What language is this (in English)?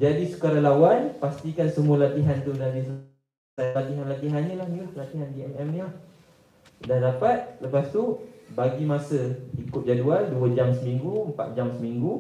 Malay